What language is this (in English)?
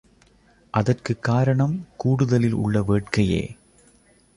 Tamil